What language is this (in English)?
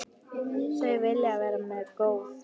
Icelandic